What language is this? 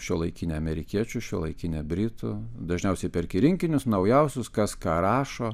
Lithuanian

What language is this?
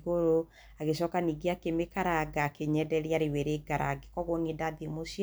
Kikuyu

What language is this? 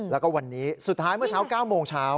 Thai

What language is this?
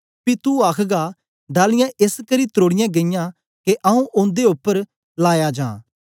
Dogri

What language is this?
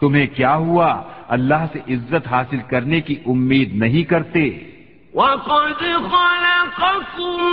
Urdu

